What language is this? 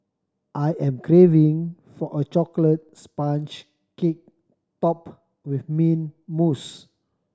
English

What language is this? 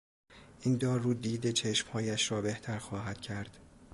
Persian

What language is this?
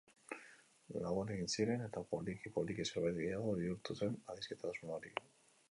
Basque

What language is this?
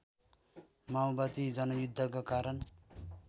Nepali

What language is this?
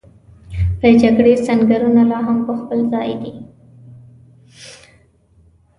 Pashto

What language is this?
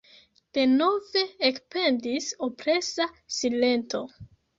Esperanto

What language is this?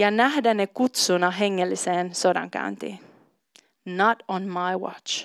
Finnish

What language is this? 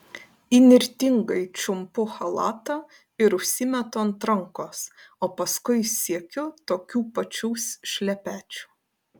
Lithuanian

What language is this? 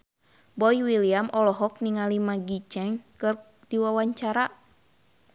Sundanese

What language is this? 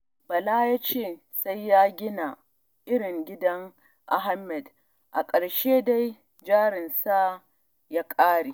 Hausa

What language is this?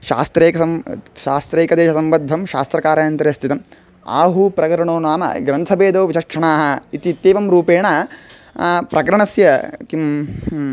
Sanskrit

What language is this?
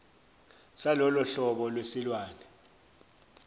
Zulu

